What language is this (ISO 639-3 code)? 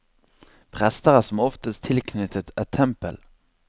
nor